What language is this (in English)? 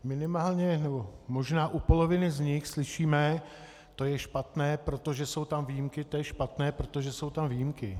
Czech